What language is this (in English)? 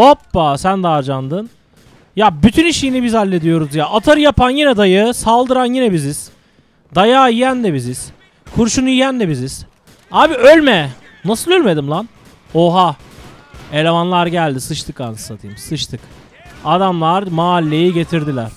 Turkish